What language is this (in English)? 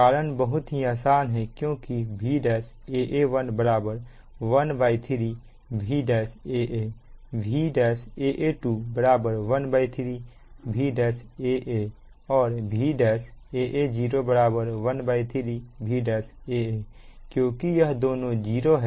Hindi